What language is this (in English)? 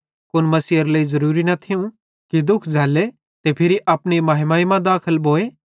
Bhadrawahi